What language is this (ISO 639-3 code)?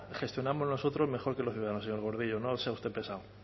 spa